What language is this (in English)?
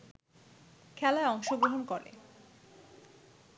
Bangla